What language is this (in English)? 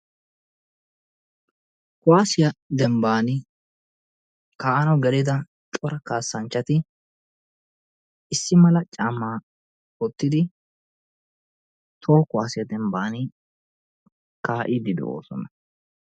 Wolaytta